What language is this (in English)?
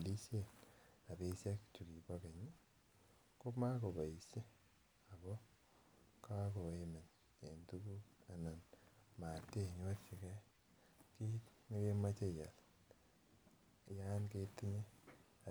Kalenjin